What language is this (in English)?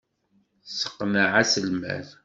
Kabyle